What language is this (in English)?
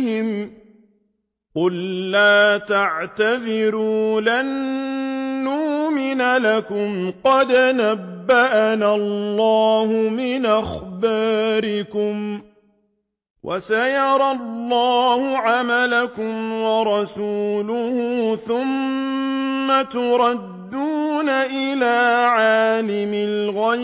Arabic